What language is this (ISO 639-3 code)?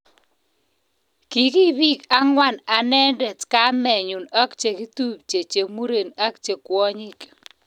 kln